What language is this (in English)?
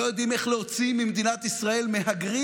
Hebrew